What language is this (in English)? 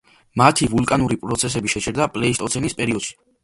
Georgian